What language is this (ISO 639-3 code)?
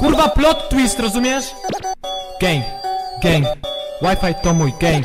pol